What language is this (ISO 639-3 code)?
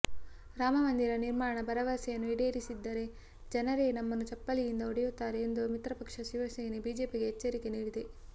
kan